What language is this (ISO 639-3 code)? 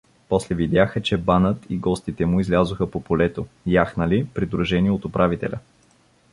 bul